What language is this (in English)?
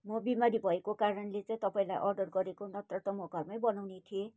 Nepali